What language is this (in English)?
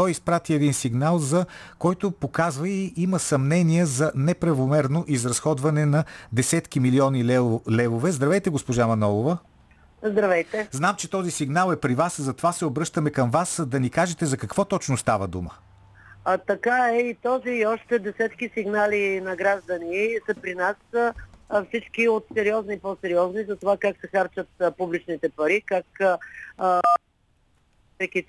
Bulgarian